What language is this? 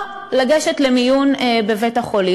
Hebrew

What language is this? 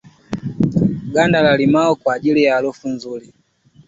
Swahili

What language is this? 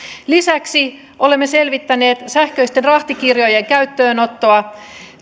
Finnish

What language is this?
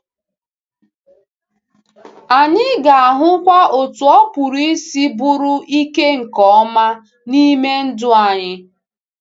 Igbo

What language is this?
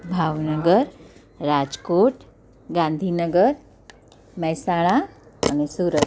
Gujarati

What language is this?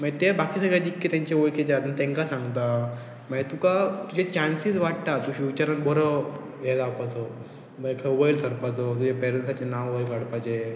Konkani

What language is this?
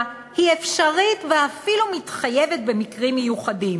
Hebrew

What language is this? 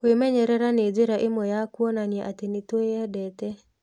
Kikuyu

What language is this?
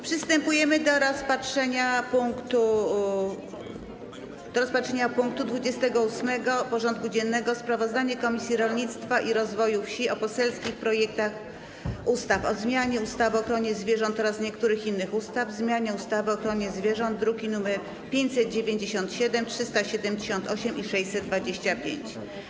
Polish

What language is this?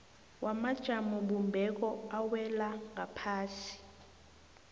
South Ndebele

